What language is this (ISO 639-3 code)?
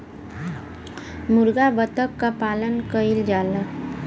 bho